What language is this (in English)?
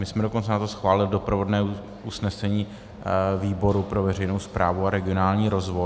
Czech